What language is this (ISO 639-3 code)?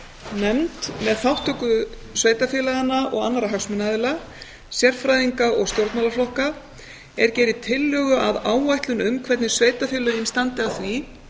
isl